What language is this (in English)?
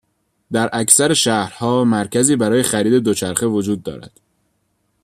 Persian